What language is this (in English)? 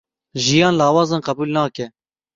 Kurdish